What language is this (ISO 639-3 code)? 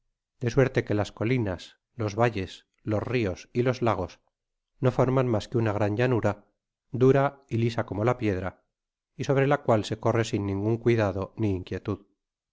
spa